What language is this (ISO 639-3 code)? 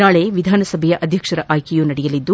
kan